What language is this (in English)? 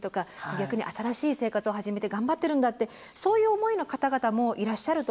Japanese